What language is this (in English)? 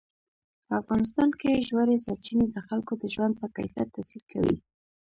Pashto